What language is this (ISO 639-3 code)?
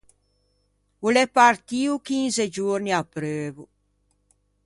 lij